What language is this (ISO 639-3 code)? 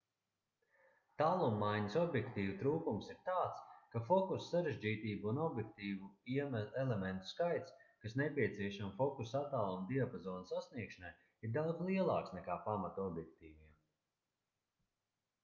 lav